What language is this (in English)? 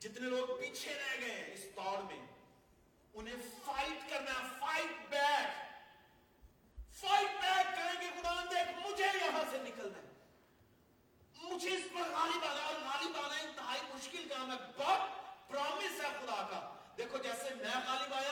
Urdu